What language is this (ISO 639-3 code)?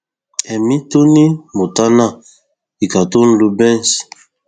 yor